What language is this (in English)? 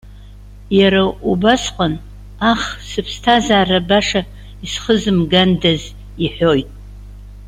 Abkhazian